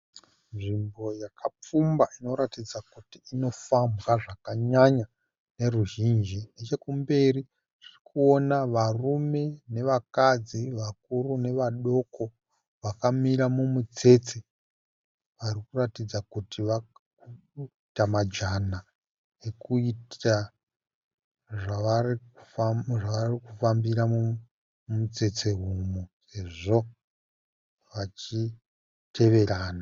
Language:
Shona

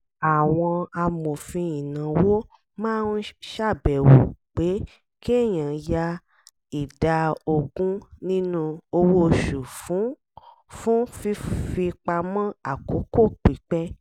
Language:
Yoruba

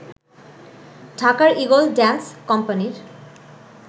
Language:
Bangla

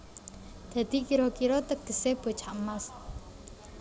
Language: Javanese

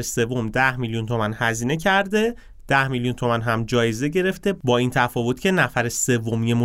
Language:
Persian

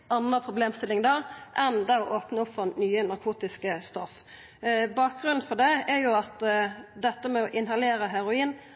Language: Norwegian Nynorsk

